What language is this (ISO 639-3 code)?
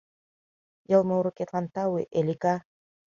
chm